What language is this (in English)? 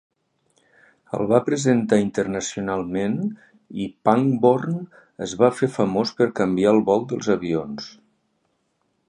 Catalan